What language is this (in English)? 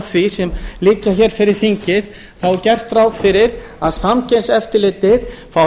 Icelandic